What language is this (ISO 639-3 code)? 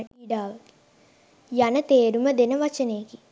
sin